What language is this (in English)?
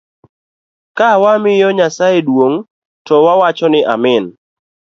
Luo (Kenya and Tanzania)